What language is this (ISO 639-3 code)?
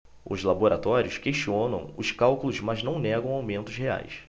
por